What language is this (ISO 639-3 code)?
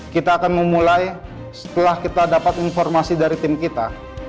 ind